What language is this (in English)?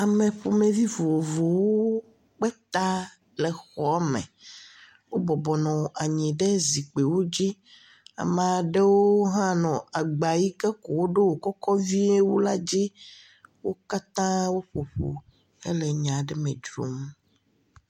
Ewe